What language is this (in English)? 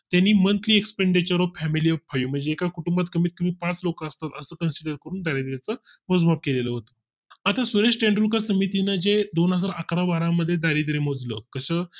Marathi